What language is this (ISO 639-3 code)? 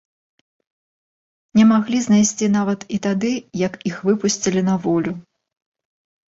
bel